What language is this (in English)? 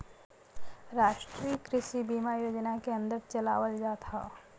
Bhojpuri